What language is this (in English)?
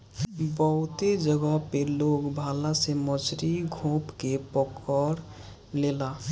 Bhojpuri